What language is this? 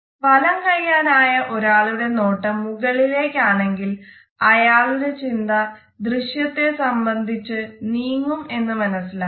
Malayalam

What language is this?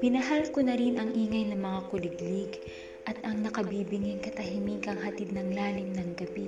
Filipino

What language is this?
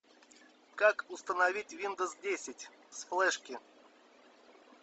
Russian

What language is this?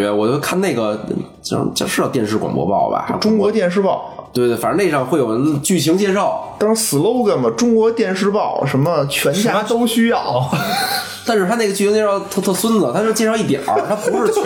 Chinese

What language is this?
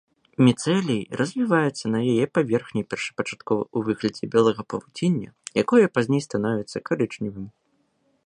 Belarusian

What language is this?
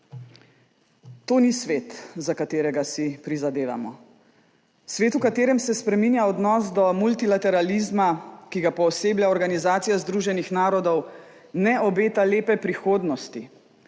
Slovenian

